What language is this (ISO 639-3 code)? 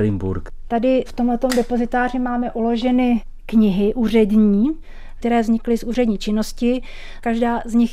ces